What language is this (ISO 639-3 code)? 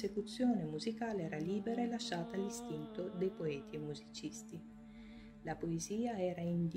ita